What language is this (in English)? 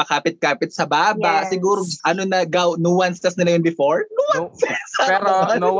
Filipino